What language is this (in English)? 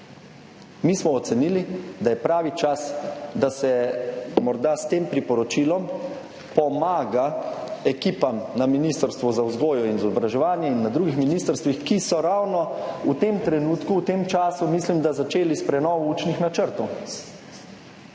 Slovenian